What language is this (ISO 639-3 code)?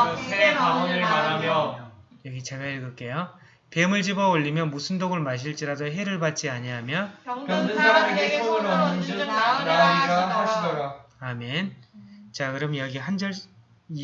kor